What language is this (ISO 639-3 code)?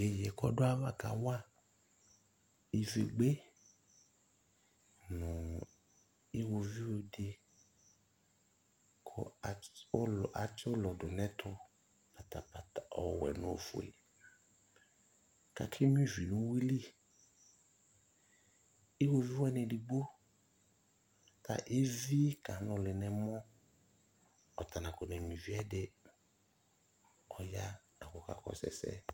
kpo